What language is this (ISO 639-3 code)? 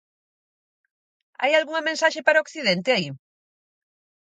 glg